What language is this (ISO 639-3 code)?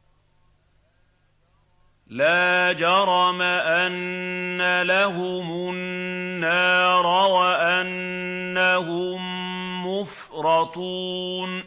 ara